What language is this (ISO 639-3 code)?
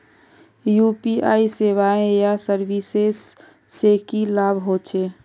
mag